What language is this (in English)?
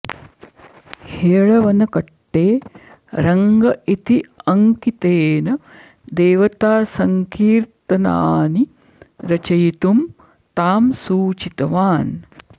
Sanskrit